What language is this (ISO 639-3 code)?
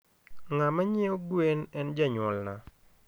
luo